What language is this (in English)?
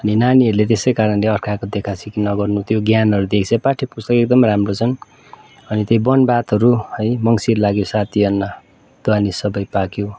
Nepali